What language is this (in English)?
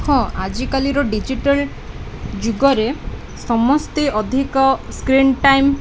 Odia